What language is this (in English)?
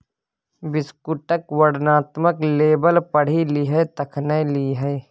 Maithili